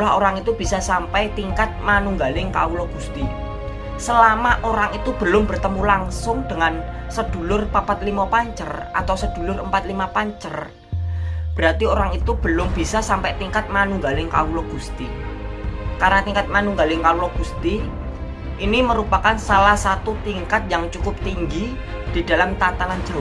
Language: Indonesian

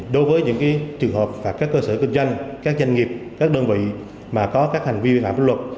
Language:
Vietnamese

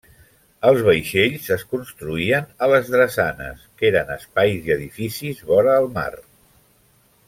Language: Catalan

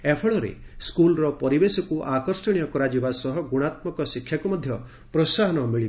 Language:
Odia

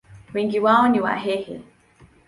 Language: Swahili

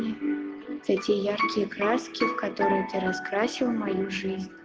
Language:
Russian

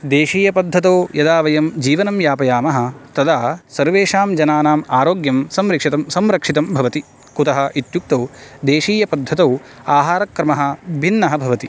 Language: Sanskrit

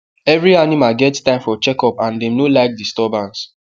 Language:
Nigerian Pidgin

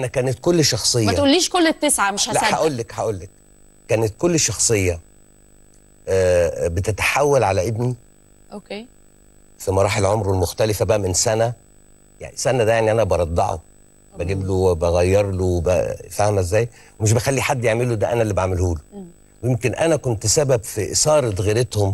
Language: Arabic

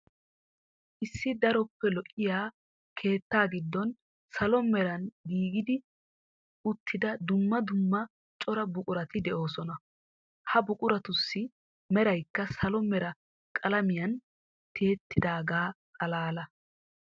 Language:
Wolaytta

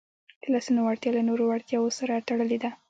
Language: Pashto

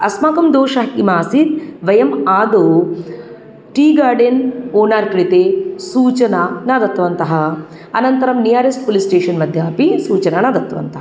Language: Sanskrit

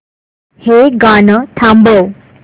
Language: Marathi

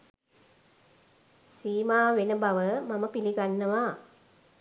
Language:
Sinhala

